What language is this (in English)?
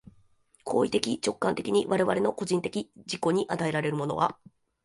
Japanese